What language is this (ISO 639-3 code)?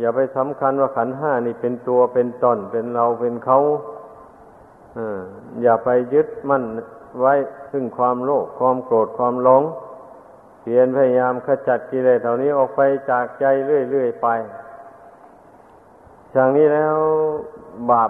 tha